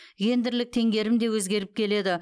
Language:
Kazakh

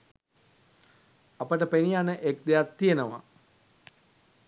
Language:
Sinhala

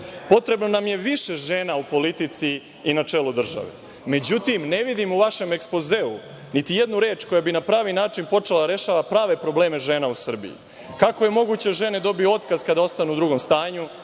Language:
Serbian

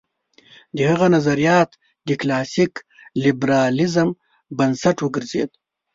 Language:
Pashto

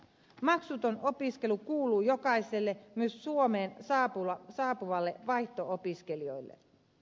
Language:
Finnish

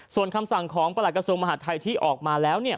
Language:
Thai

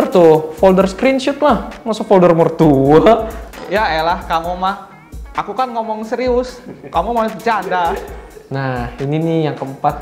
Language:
Indonesian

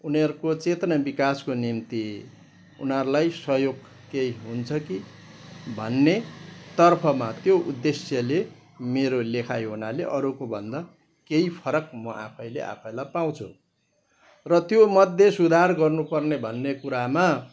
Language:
Nepali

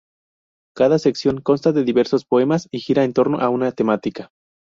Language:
Spanish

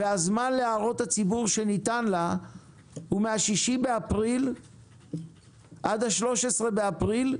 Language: Hebrew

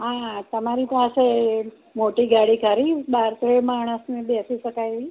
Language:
Gujarati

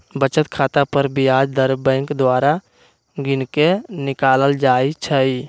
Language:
Magahi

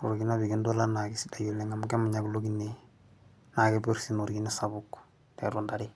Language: Masai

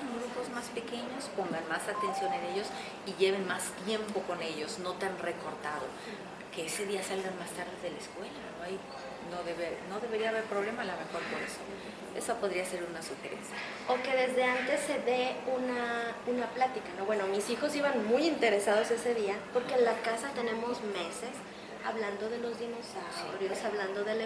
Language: Spanish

